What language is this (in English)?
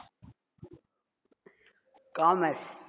Tamil